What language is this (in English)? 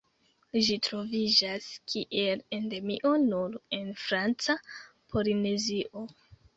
Esperanto